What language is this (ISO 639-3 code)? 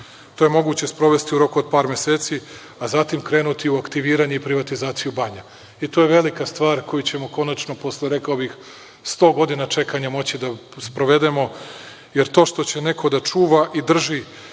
srp